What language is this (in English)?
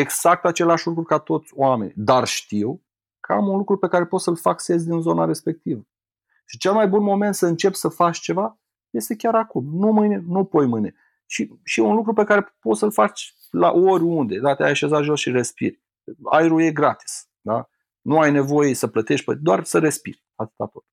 Romanian